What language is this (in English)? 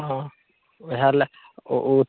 Maithili